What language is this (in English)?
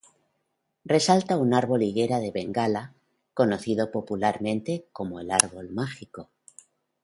Spanish